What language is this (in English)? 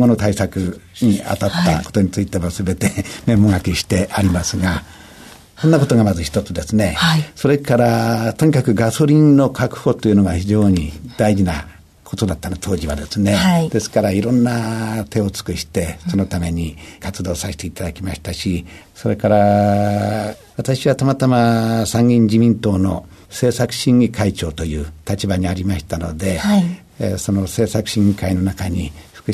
Japanese